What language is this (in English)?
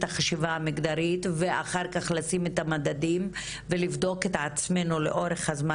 Hebrew